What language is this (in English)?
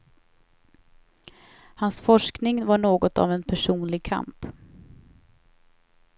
Swedish